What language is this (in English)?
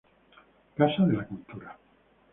Spanish